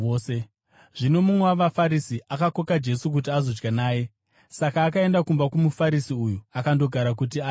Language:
Shona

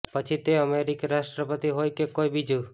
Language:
Gujarati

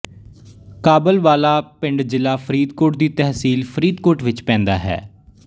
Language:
Punjabi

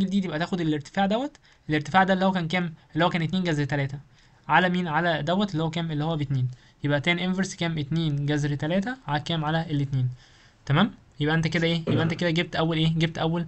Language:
Arabic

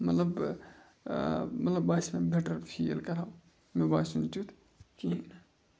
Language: Kashmiri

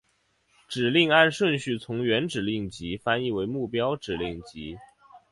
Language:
Chinese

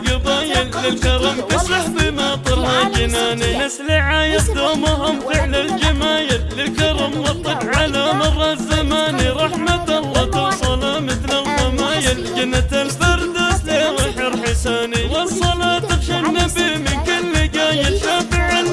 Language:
Arabic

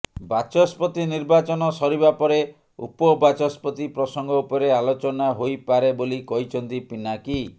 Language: Odia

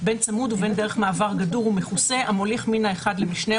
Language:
Hebrew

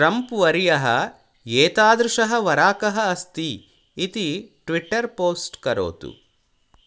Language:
Sanskrit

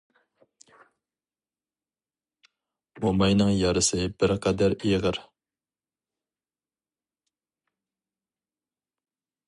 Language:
Uyghur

